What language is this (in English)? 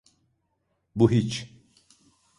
Turkish